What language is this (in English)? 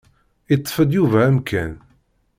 Kabyle